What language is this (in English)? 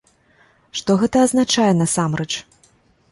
Belarusian